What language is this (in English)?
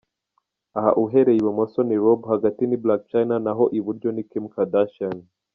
Kinyarwanda